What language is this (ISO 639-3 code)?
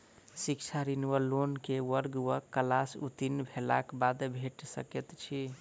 mai